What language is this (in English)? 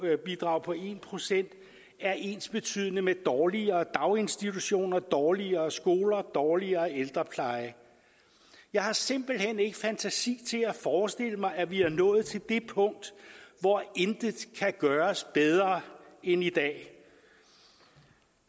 Danish